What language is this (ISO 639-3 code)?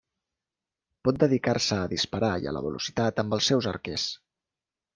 cat